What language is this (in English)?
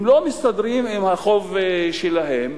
Hebrew